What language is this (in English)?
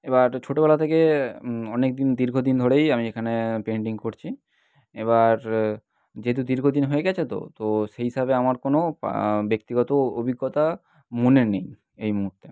Bangla